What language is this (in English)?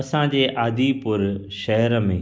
Sindhi